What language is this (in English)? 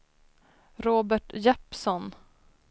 Swedish